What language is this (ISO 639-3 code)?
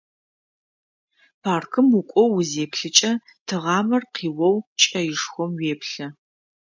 ady